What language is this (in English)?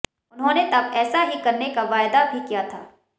Hindi